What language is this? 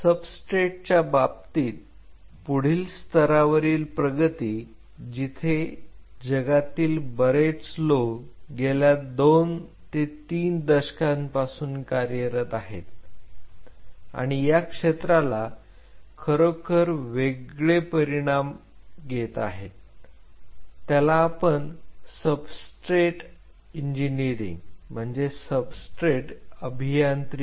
Marathi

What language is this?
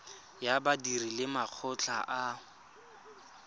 Tswana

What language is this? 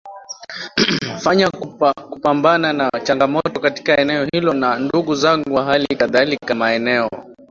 Swahili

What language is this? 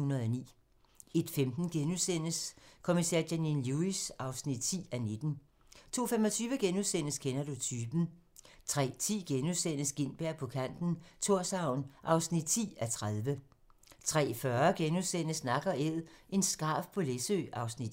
Danish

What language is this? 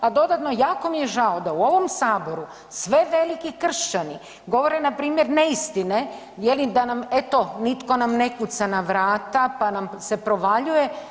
Croatian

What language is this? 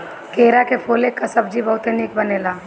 Bhojpuri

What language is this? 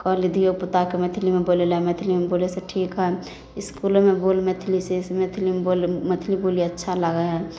Maithili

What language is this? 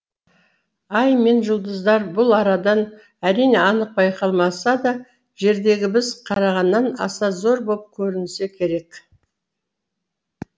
Kazakh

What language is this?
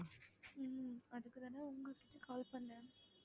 Tamil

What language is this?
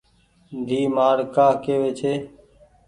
Goaria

